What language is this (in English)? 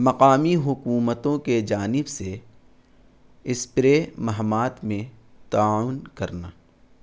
Urdu